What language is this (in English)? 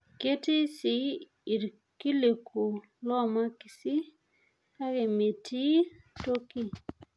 Masai